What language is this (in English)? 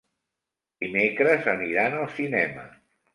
Catalan